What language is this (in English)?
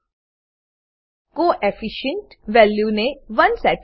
Gujarati